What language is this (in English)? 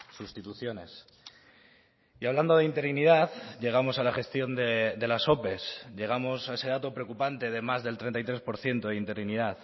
Spanish